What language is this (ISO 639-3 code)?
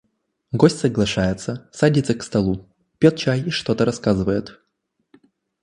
rus